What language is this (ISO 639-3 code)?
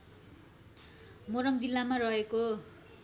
nep